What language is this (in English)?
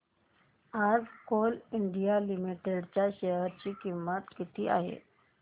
Marathi